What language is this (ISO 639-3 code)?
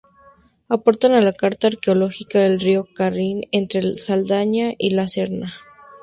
spa